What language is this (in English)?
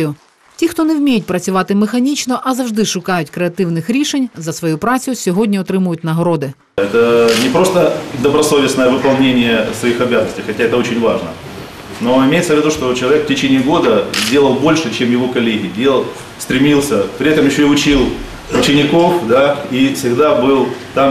Ukrainian